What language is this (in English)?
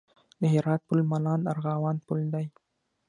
Pashto